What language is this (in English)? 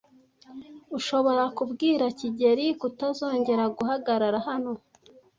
Kinyarwanda